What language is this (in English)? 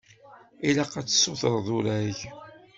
Kabyle